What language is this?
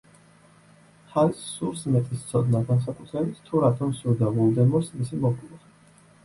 Georgian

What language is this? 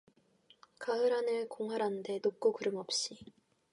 Korean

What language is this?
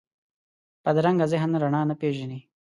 Pashto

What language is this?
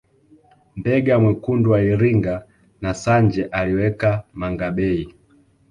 Swahili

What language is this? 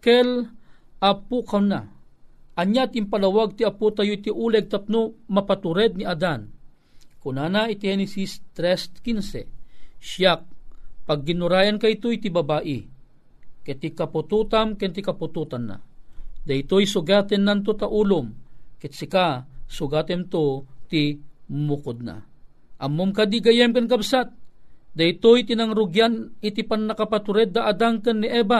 Filipino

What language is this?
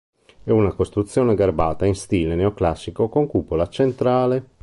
Italian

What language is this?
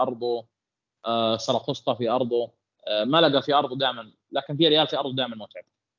Arabic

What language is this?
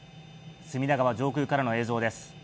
Japanese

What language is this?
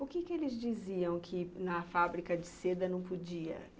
Portuguese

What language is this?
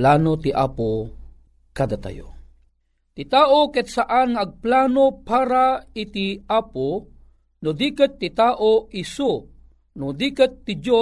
Filipino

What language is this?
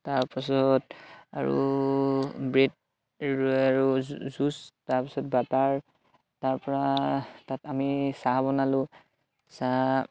Assamese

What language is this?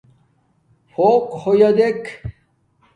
Domaaki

